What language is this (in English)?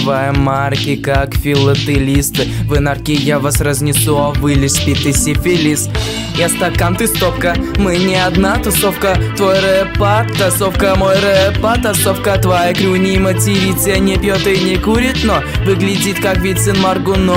Russian